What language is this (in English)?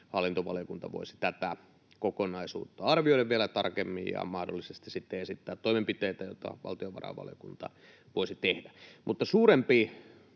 Finnish